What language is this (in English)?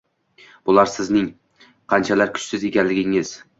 Uzbek